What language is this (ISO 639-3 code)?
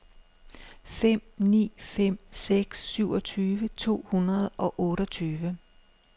dan